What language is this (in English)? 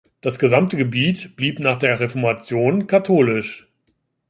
German